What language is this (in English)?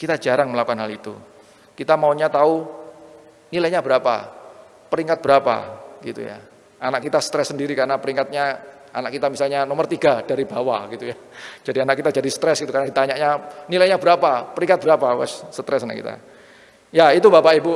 Indonesian